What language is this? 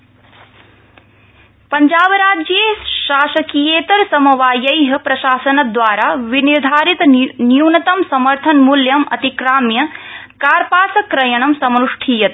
Sanskrit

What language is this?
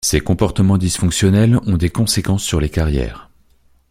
French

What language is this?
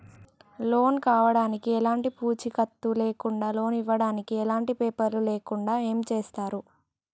Telugu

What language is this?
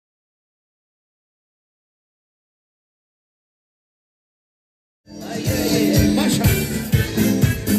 Romanian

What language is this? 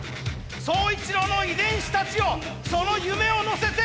Japanese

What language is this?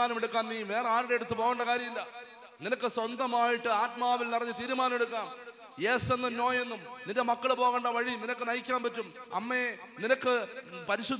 Malayalam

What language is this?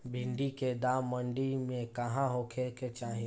Bhojpuri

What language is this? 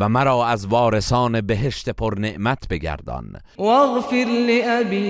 Persian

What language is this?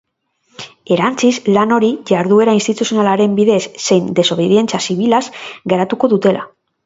Basque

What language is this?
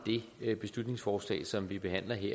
Danish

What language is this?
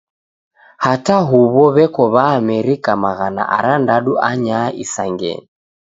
Taita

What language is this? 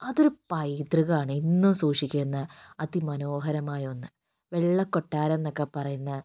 Malayalam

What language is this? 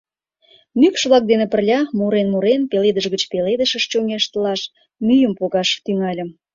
Mari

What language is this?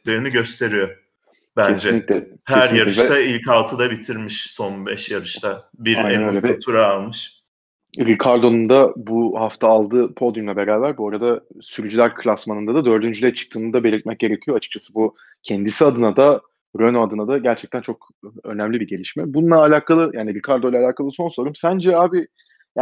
Turkish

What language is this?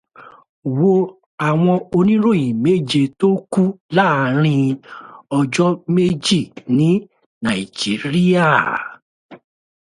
Yoruba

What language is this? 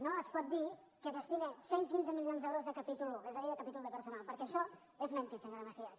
Catalan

